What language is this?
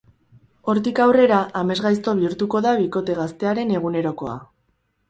Basque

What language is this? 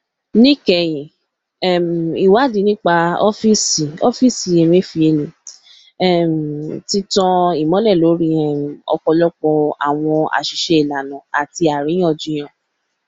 Yoruba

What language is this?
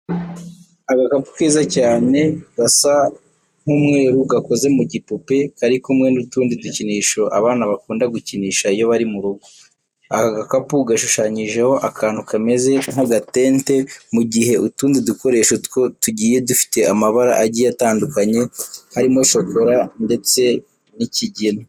Kinyarwanda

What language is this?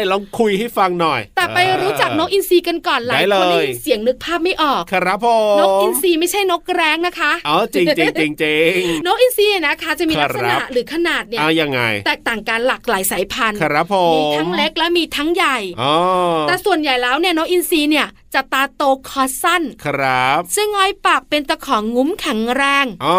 Thai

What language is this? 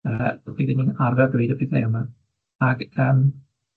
Welsh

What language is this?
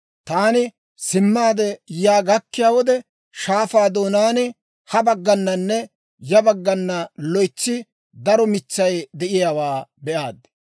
Dawro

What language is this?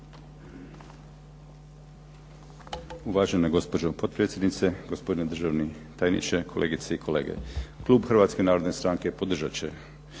Croatian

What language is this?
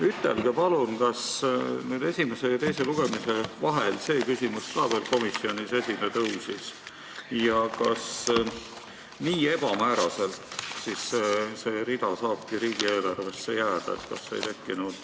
Estonian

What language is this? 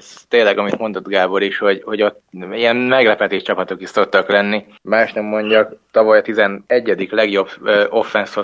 Hungarian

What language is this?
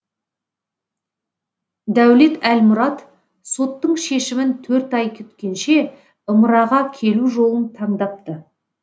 Kazakh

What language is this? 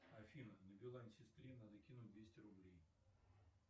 Russian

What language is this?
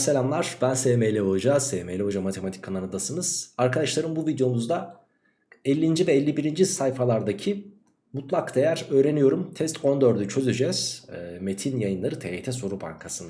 Turkish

